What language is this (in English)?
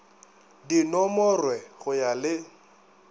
Northern Sotho